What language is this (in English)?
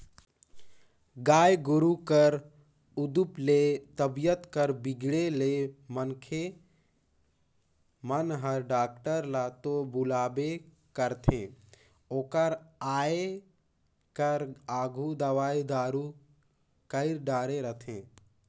Chhattisgarhi